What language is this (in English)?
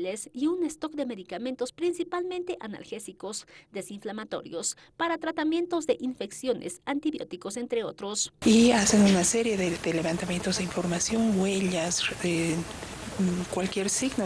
Spanish